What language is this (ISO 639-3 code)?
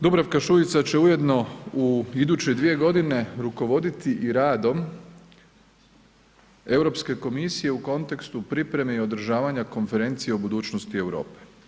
hrv